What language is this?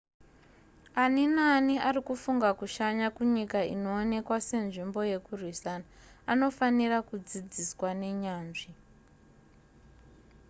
Shona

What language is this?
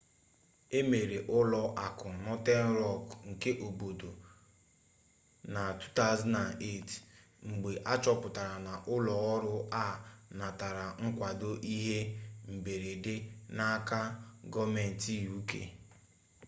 Igbo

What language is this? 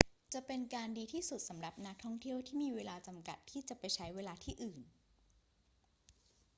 Thai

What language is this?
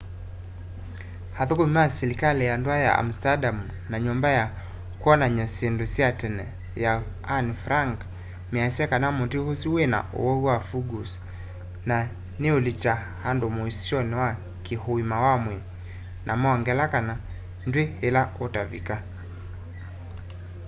Kamba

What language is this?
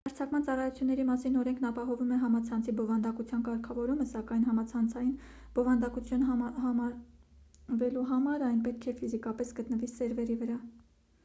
Armenian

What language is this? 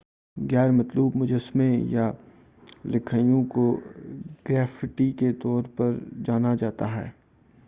Urdu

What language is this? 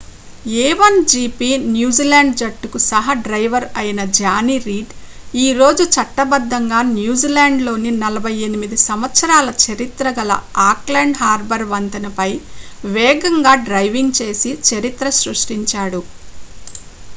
Telugu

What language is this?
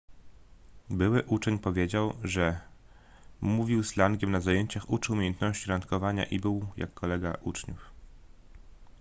Polish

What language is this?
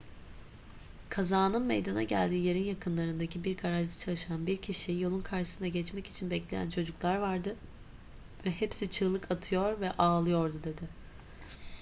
Turkish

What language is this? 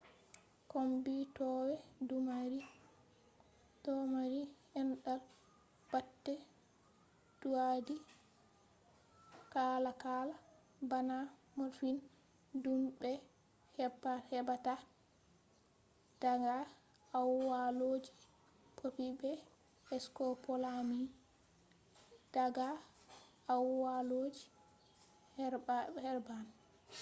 Fula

